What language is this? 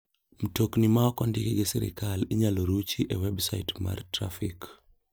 Luo (Kenya and Tanzania)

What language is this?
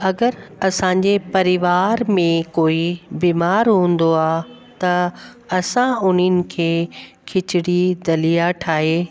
Sindhi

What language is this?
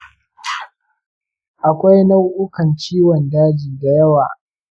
Hausa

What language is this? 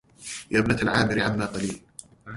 Arabic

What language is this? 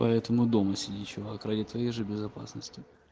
Russian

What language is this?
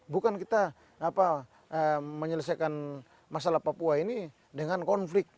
Indonesian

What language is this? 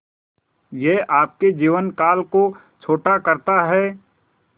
Hindi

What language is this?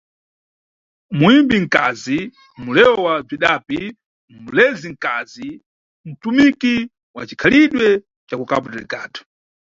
Nyungwe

